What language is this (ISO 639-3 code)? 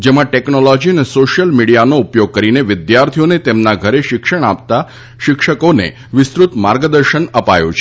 guj